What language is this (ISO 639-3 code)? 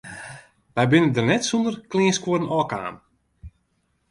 fry